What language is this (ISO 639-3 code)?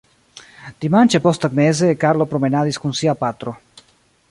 epo